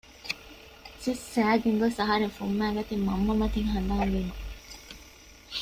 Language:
Divehi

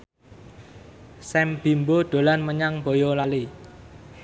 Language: Javanese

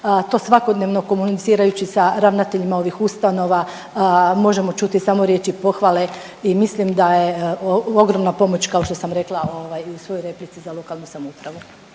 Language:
Croatian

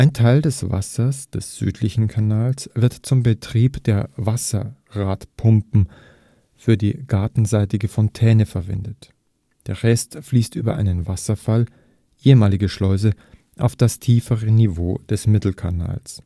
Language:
German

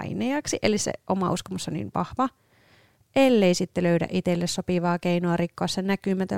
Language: Finnish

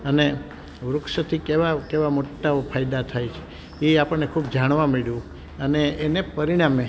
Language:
Gujarati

